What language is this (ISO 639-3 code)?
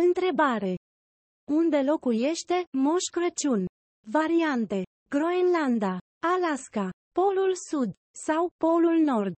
ron